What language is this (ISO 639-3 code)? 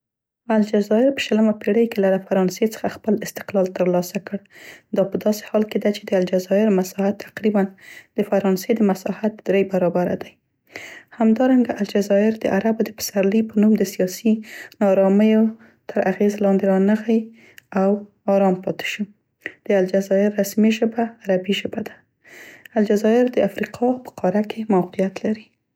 pst